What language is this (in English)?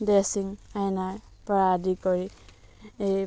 Assamese